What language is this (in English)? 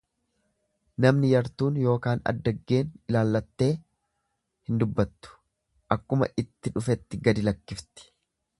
Oromo